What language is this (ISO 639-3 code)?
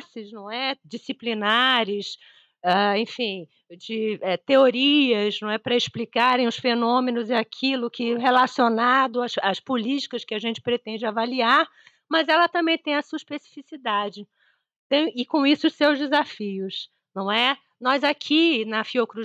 por